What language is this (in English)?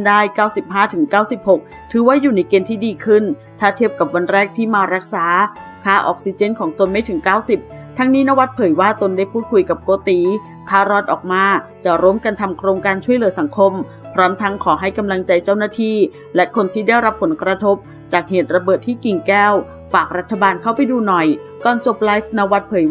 Thai